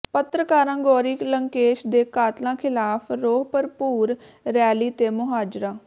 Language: Punjabi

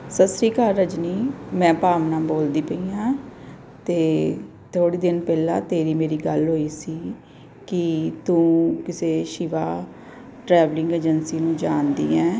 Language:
Punjabi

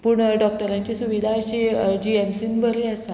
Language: Konkani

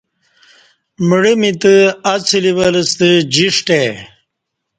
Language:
Kati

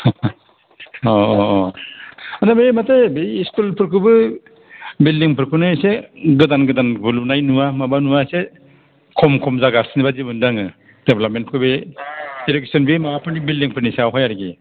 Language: Bodo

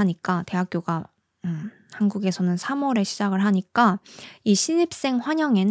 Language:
Korean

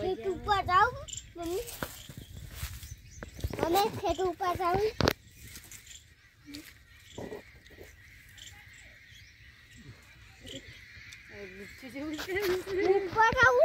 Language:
Spanish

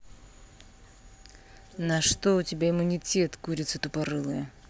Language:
Russian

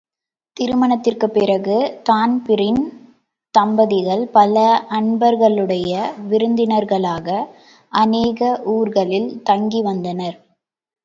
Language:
Tamil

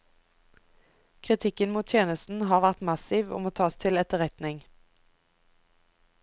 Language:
Norwegian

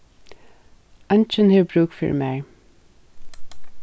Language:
Faroese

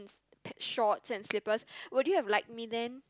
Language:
English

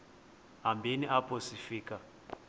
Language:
Xhosa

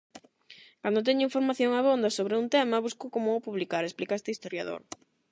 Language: Galician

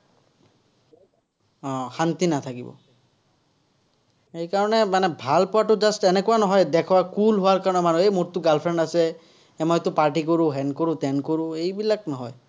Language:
Assamese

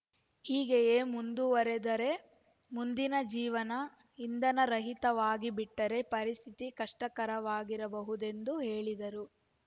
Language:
Kannada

